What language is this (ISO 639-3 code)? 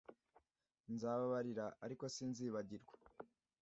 kin